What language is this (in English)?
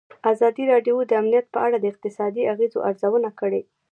Pashto